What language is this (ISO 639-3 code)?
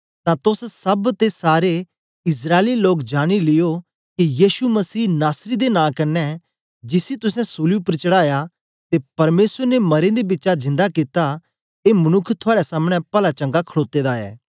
doi